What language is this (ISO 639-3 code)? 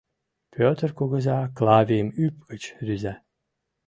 chm